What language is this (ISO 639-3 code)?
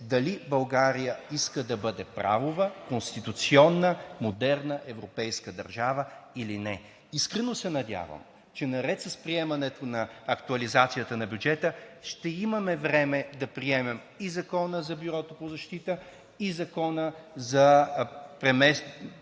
bul